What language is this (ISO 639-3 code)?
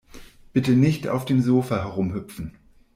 deu